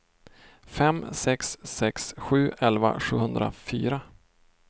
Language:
Swedish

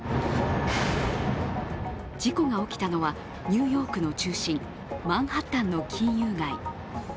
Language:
Japanese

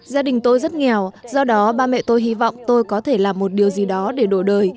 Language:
Vietnamese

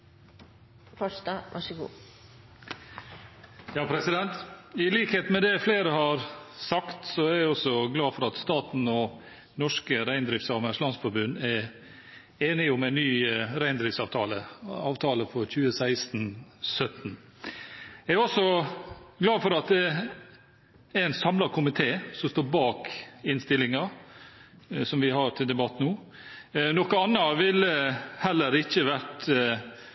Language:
Norwegian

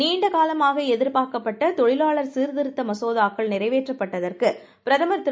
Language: Tamil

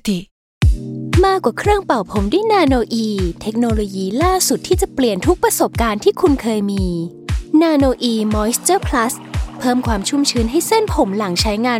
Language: Thai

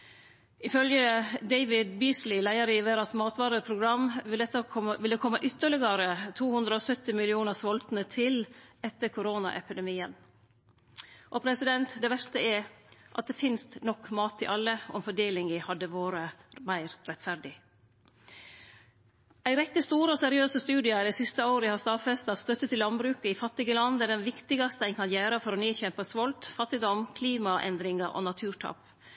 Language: Norwegian Nynorsk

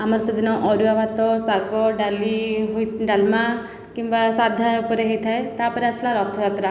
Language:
Odia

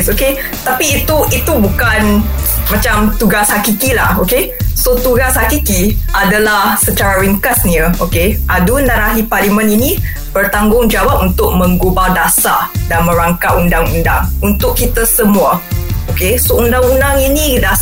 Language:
Malay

